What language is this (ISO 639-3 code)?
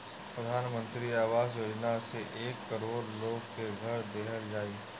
bho